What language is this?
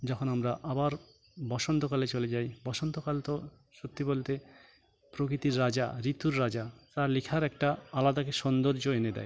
Bangla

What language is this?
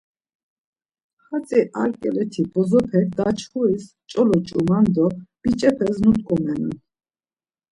Laz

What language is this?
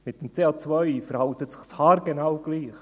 Swiss German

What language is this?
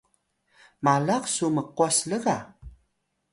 Atayal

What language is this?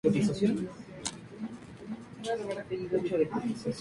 Spanish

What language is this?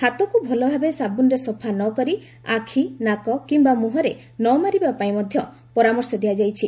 Odia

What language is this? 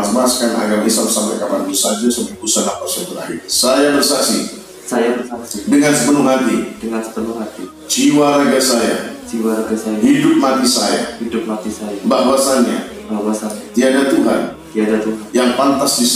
Indonesian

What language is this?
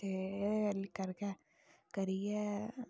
Dogri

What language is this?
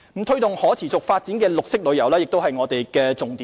Cantonese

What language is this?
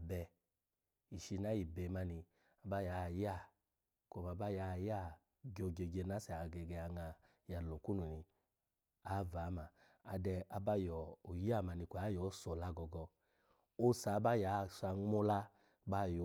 Alago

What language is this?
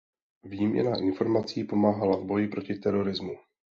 Czech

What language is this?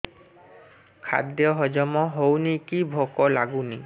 Odia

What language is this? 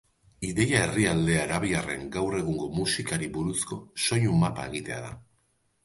Basque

